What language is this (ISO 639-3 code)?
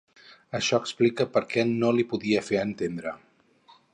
cat